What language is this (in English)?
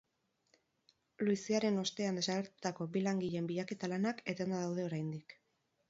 Basque